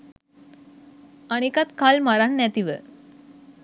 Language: Sinhala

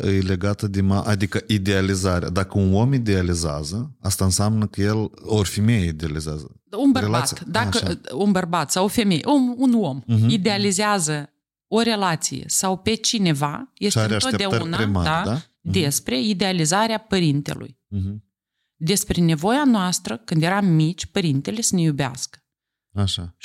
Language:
Romanian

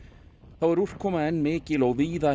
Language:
Icelandic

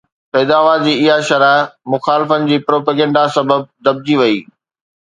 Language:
Sindhi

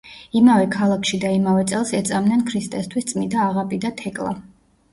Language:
Georgian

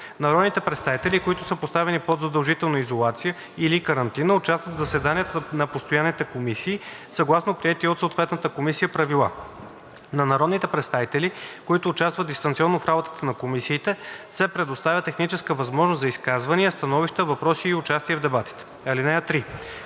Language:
Bulgarian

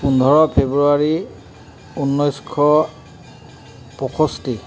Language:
Assamese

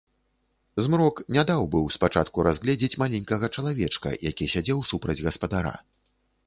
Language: Belarusian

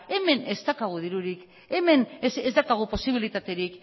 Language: Basque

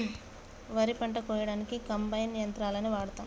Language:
Telugu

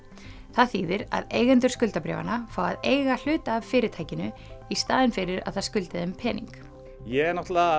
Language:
Icelandic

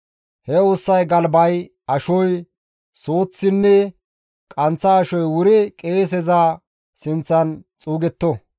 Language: Gamo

